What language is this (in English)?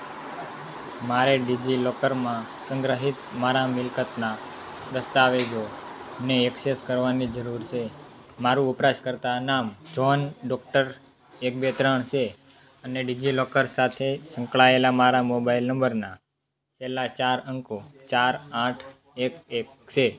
Gujarati